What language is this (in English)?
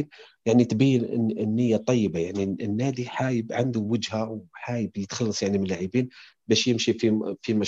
Arabic